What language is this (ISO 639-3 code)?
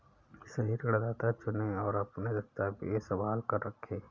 hin